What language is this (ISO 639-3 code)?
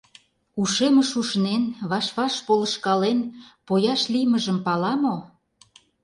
chm